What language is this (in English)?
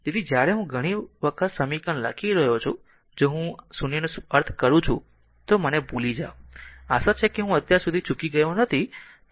Gujarati